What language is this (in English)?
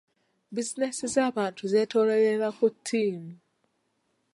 Ganda